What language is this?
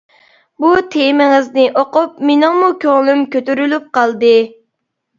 Uyghur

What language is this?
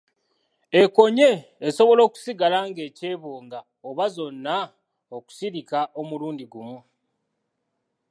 Ganda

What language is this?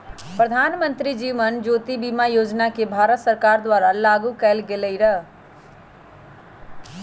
Magahi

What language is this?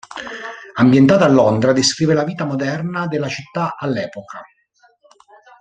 Italian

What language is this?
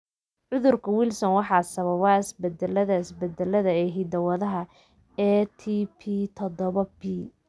Somali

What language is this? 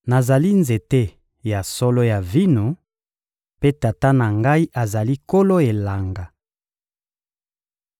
Lingala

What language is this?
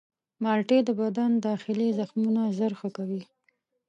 Pashto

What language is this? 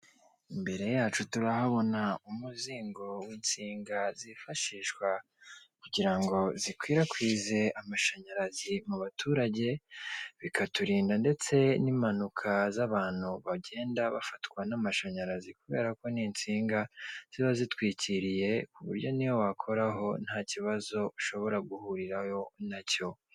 Kinyarwanda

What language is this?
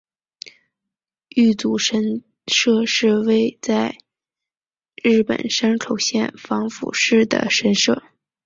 Chinese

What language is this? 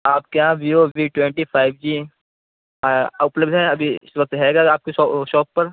Urdu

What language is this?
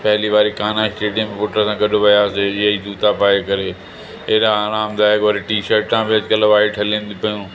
Sindhi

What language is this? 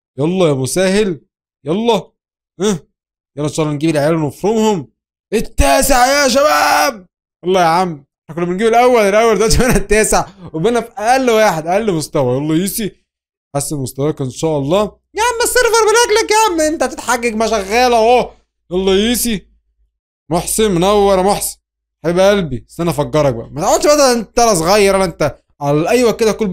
Arabic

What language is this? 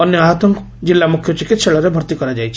Odia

